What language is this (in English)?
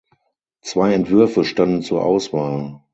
German